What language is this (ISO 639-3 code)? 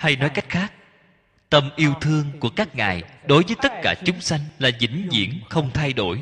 vie